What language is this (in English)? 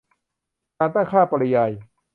Thai